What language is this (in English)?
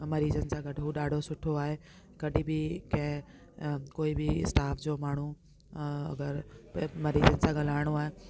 Sindhi